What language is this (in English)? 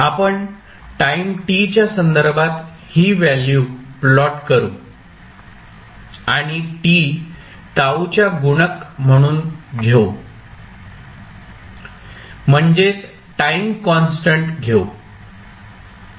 Marathi